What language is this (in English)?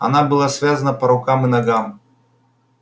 Russian